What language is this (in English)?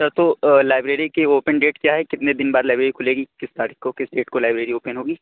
Urdu